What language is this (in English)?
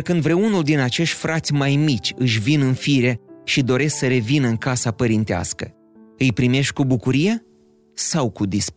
Romanian